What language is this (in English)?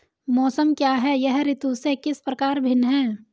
Hindi